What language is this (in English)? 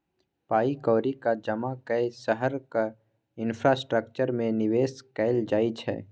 Maithili